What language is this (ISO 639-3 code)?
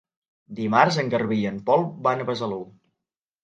cat